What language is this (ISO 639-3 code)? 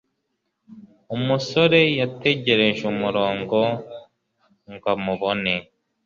kin